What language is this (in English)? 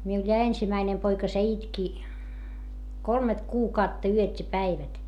Finnish